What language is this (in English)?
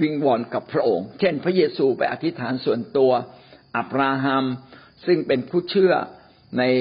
Thai